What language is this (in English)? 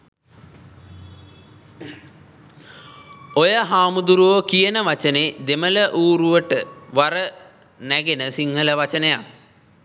Sinhala